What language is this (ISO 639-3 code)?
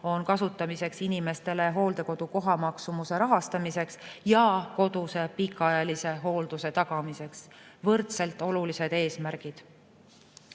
est